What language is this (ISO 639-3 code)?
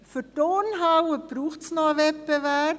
gsw